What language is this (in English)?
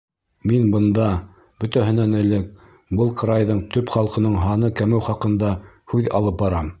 Bashkir